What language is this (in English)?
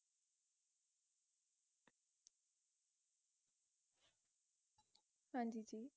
Punjabi